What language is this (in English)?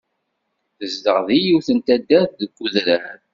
Kabyle